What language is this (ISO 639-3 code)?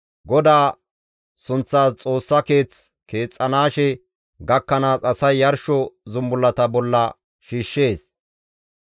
gmv